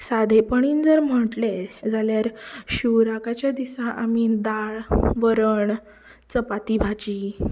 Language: Konkani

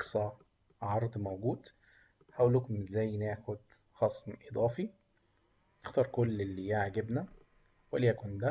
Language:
Arabic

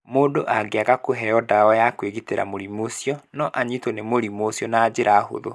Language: Kikuyu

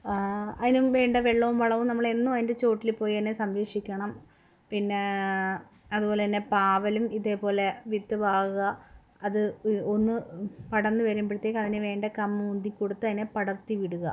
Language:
Malayalam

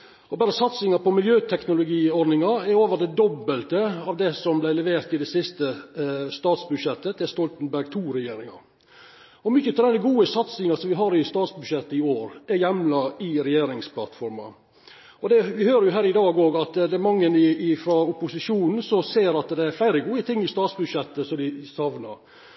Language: Norwegian Nynorsk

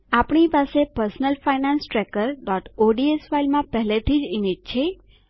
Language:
Gujarati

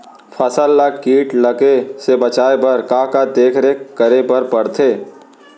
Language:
Chhattisgarhi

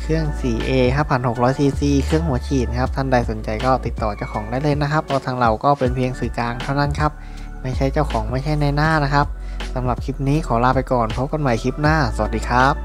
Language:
Thai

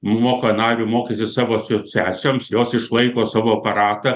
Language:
Lithuanian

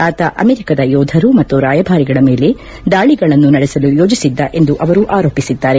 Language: Kannada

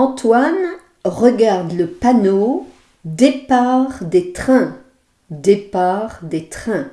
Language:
French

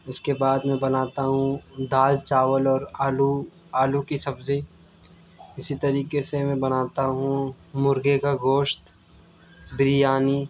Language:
Urdu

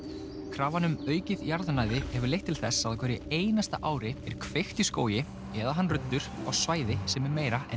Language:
Icelandic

